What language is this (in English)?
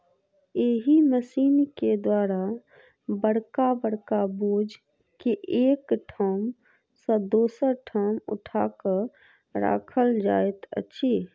Maithili